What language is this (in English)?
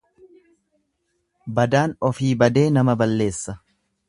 Oromo